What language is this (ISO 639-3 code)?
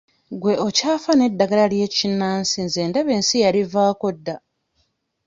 lug